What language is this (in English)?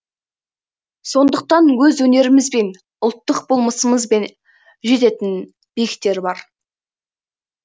Kazakh